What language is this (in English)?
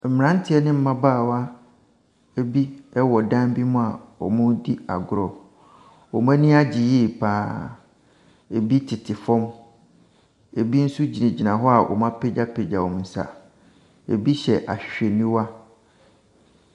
Akan